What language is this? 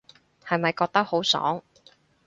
Cantonese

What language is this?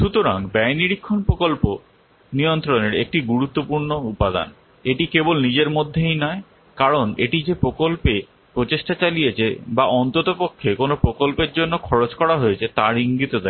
Bangla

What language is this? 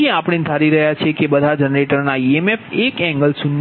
Gujarati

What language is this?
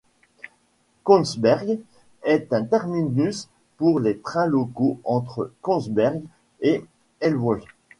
French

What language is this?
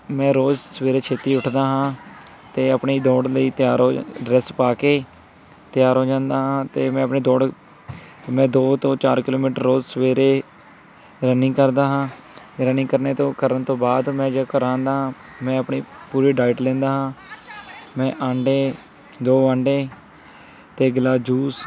Punjabi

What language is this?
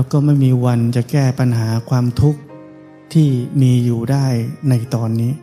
Thai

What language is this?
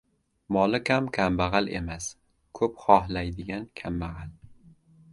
Uzbek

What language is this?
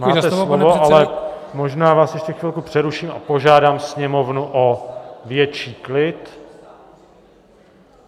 Czech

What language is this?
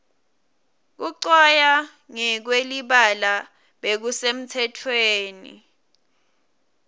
Swati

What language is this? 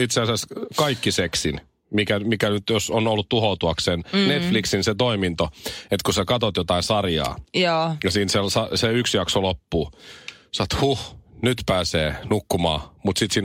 Finnish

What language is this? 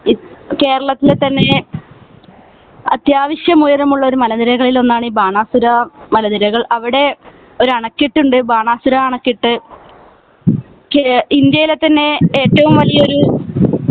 Malayalam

